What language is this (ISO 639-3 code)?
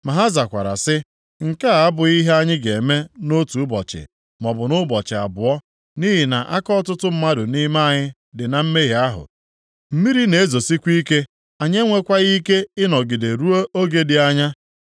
ibo